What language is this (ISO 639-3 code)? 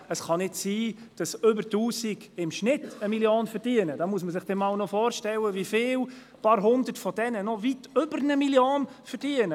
gsw